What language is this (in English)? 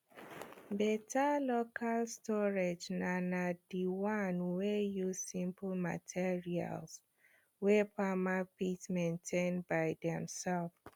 Nigerian Pidgin